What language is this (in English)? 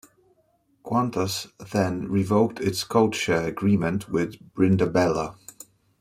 English